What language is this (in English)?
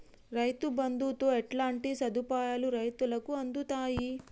Telugu